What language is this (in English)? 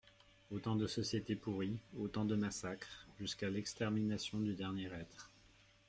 French